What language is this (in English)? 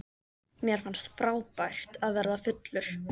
Icelandic